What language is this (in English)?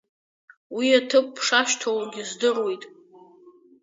Abkhazian